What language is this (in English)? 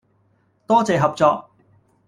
Cantonese